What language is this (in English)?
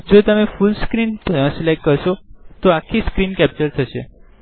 Gujarati